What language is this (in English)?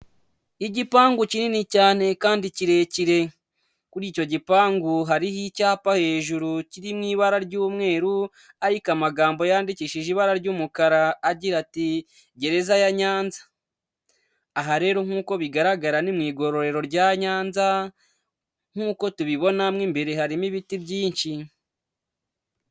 Kinyarwanda